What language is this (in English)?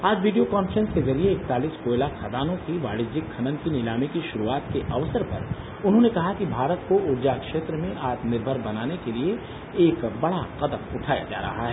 Hindi